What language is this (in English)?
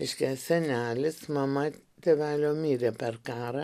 Lithuanian